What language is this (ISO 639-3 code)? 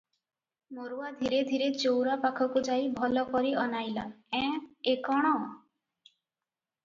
ori